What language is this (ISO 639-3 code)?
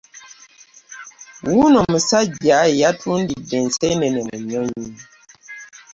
lug